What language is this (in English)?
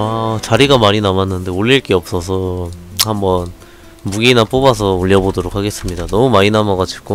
Korean